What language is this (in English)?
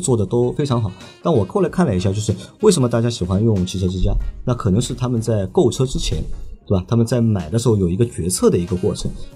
Chinese